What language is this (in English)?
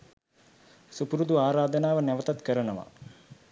Sinhala